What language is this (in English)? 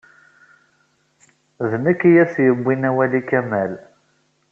Kabyle